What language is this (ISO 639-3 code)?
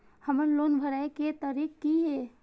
mai